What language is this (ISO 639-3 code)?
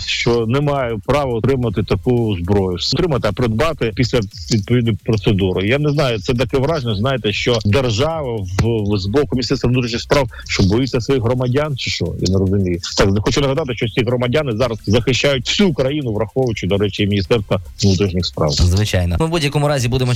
ukr